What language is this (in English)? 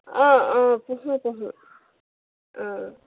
Assamese